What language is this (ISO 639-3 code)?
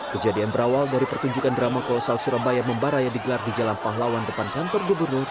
ind